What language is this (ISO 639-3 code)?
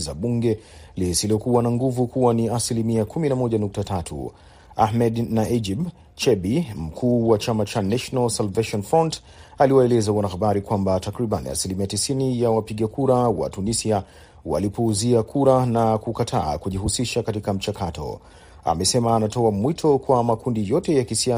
swa